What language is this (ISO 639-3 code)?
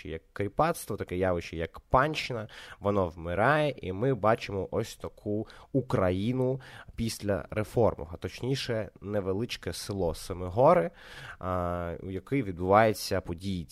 ukr